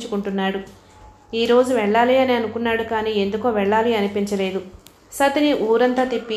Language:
Telugu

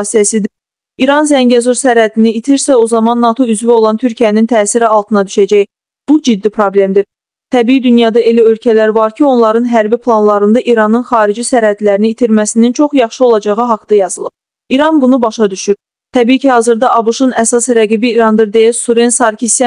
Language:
Turkish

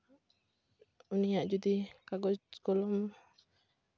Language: Santali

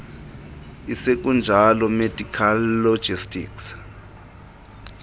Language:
Xhosa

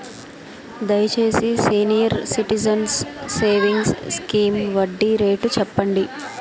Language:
Telugu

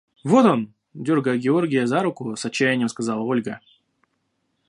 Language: Russian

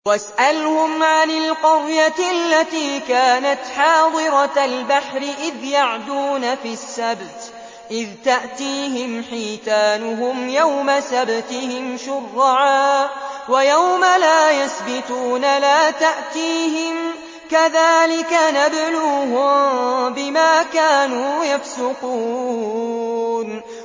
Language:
Arabic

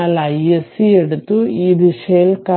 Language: Malayalam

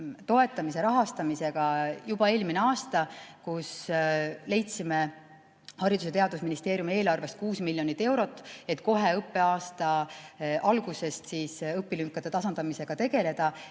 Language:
Estonian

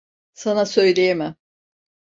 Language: Turkish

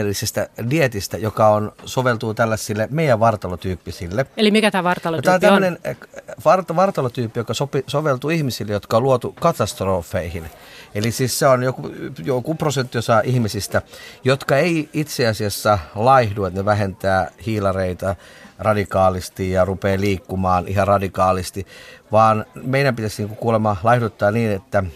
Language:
Finnish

